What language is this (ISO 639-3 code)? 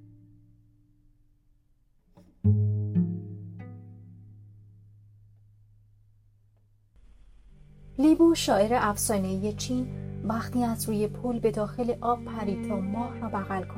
fas